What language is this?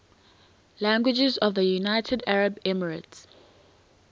English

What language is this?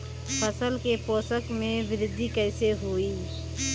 Bhojpuri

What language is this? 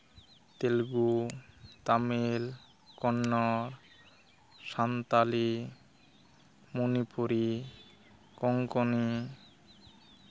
Santali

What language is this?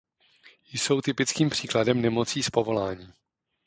Czech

